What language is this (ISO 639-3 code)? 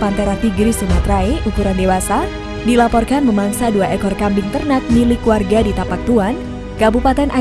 ind